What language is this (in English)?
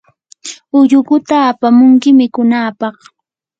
Yanahuanca Pasco Quechua